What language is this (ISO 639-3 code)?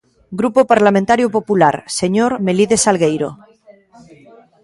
glg